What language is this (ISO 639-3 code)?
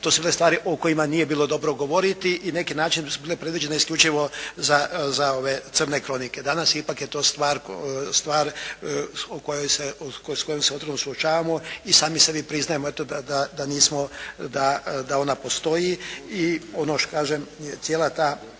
hrv